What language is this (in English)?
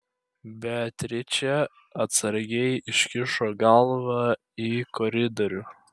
Lithuanian